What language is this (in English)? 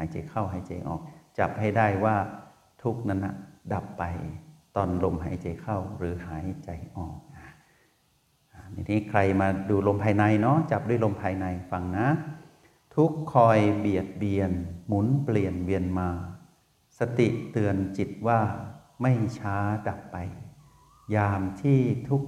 Thai